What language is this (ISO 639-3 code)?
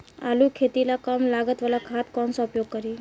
bho